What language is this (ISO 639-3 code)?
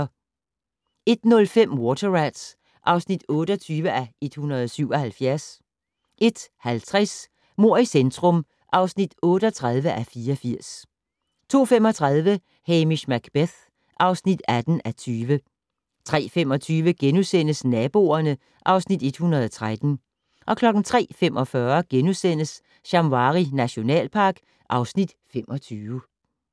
dan